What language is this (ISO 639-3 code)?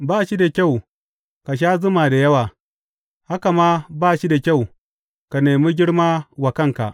hau